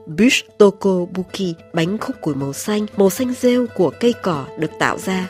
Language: Vietnamese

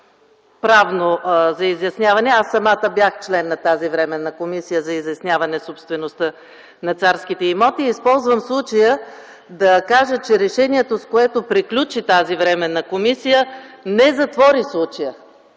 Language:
Bulgarian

